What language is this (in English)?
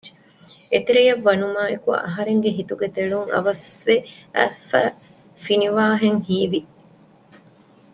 Divehi